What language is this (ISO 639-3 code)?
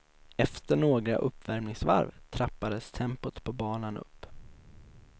swe